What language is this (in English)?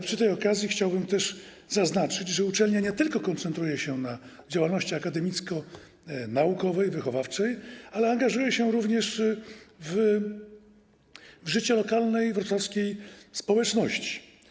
Polish